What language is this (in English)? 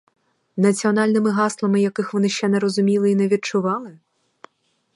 Ukrainian